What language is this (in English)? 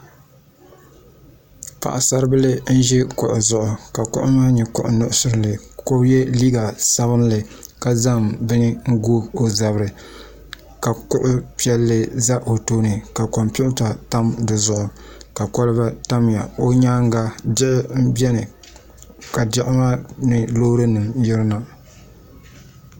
Dagbani